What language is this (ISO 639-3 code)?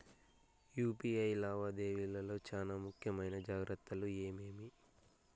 tel